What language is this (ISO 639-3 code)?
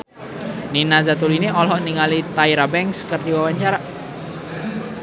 sun